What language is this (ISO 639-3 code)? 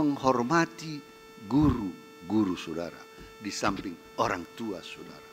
ind